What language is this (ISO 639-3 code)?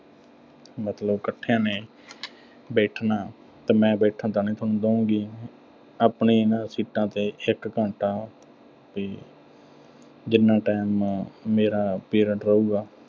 pan